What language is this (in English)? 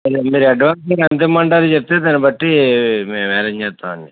Telugu